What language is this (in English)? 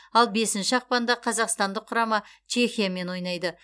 Kazakh